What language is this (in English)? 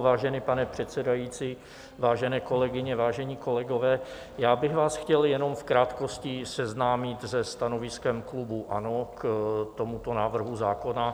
Czech